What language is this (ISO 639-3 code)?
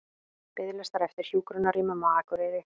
isl